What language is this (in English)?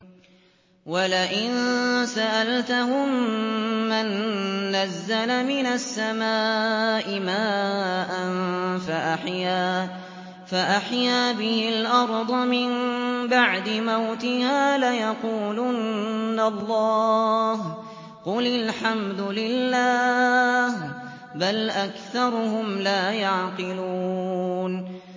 Arabic